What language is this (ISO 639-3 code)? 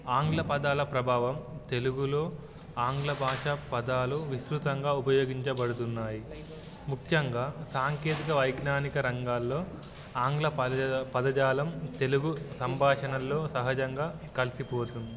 tel